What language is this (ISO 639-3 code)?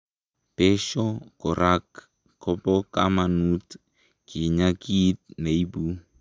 kln